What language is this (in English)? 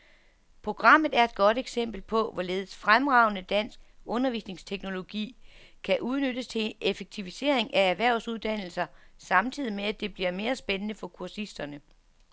Danish